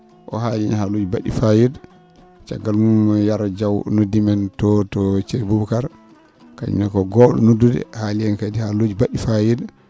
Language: Fula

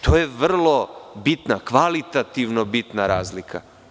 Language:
Serbian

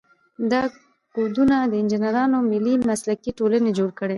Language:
Pashto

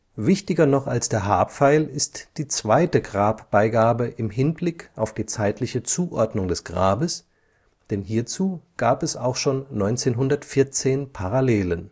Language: German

